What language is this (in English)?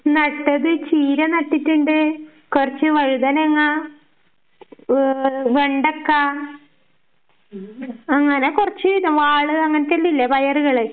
Malayalam